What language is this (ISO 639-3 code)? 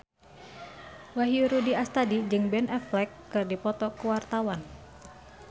sun